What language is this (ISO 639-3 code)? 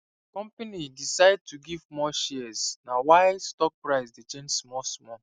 pcm